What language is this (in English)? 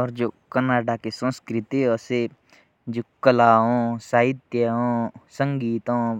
Jaunsari